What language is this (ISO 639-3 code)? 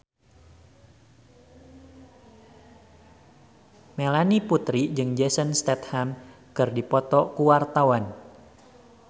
sun